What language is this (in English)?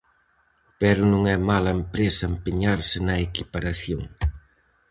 Galician